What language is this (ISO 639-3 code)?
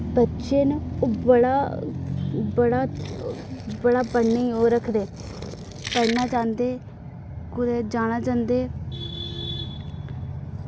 doi